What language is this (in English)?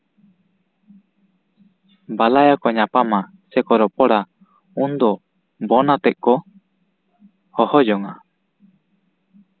Santali